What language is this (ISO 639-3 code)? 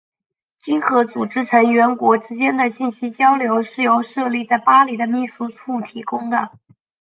zho